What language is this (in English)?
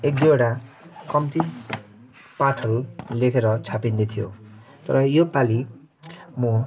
Nepali